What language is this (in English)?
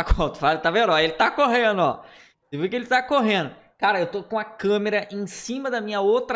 Portuguese